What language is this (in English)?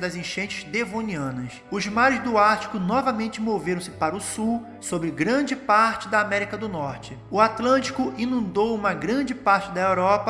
Portuguese